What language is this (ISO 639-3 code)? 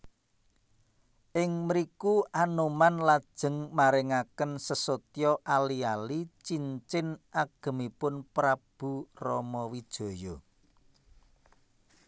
jav